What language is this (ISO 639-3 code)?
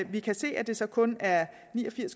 dan